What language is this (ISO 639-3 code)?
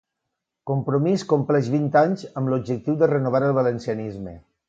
cat